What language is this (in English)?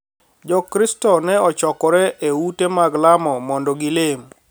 Luo (Kenya and Tanzania)